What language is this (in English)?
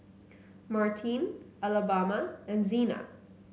English